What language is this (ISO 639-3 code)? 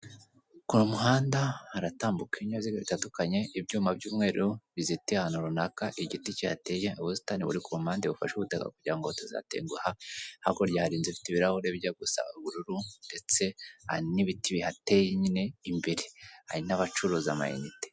kin